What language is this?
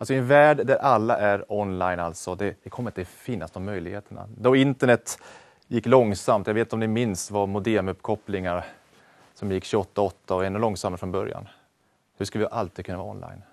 Swedish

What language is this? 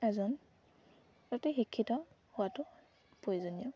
Assamese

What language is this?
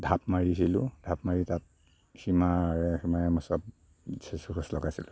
Assamese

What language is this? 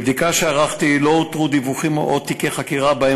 Hebrew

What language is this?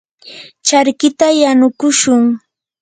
Yanahuanca Pasco Quechua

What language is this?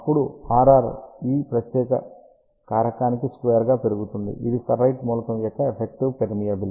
Telugu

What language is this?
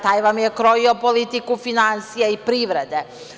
Serbian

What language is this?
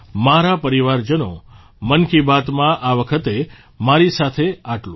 Gujarati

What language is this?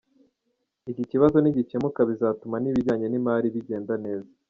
Kinyarwanda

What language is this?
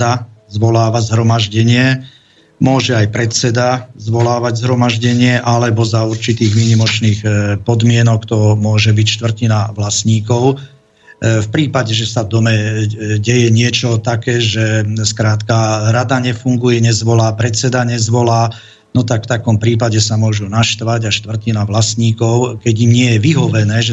Slovak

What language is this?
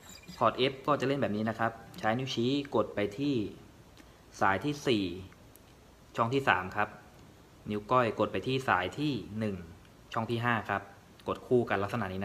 Thai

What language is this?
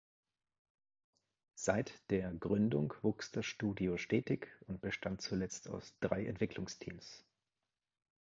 German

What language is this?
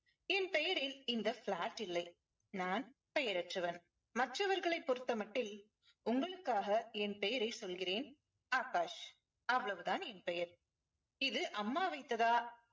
Tamil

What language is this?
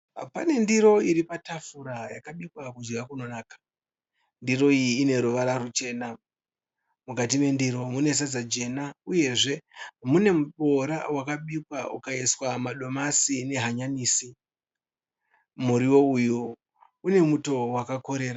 Shona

